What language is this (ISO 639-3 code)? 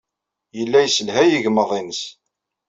kab